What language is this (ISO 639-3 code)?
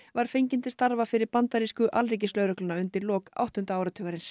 isl